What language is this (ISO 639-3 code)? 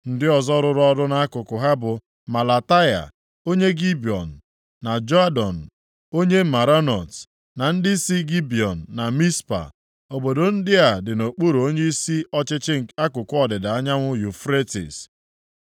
ibo